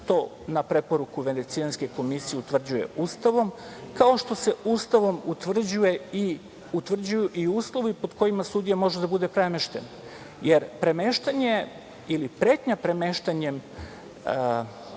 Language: Serbian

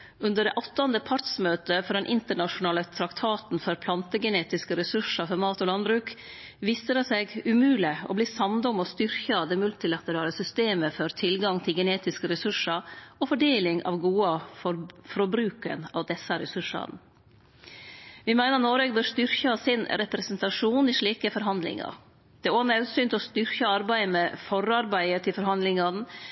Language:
Norwegian Nynorsk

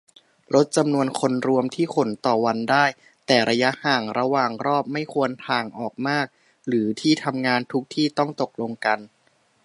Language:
Thai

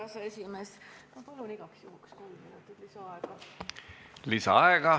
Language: Estonian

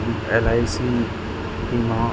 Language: Sindhi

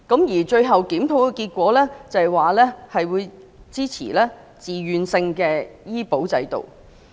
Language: Cantonese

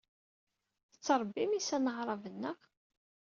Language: Kabyle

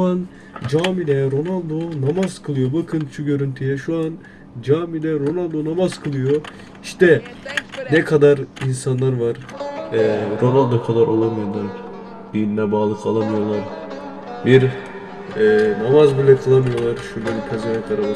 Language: Turkish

